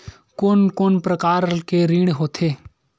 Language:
Chhattisgarhi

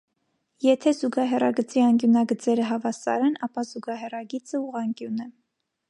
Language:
Armenian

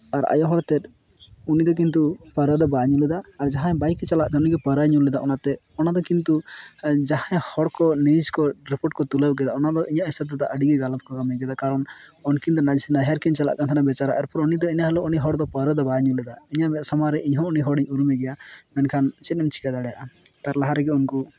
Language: Santali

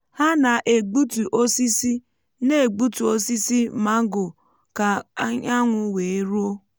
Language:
Igbo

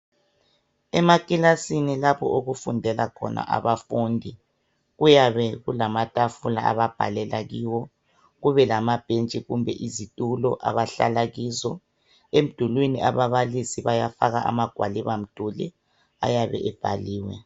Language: North Ndebele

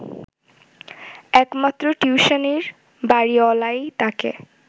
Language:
Bangla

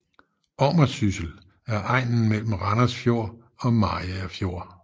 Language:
Danish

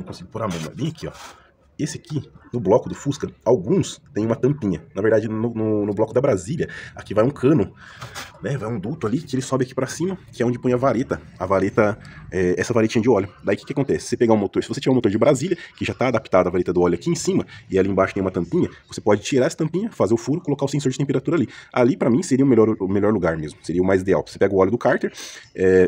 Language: Portuguese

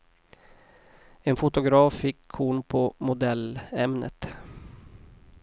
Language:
Swedish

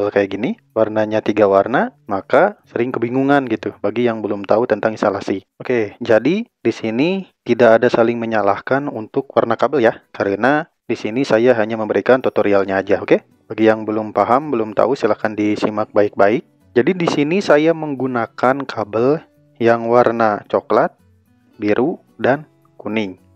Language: Indonesian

